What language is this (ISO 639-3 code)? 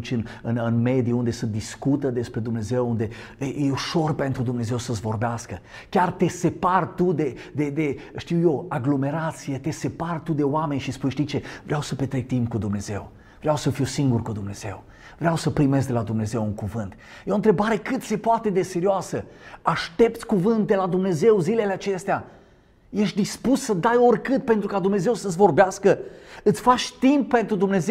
ron